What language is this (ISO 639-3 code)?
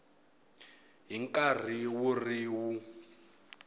tso